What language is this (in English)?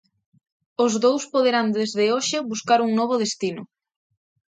Galician